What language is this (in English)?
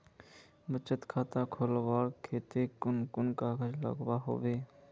Magahi